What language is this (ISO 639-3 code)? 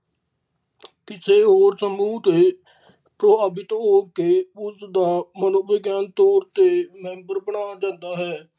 pan